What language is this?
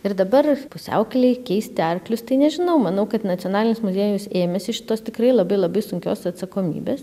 Lithuanian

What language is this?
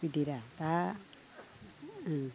Bodo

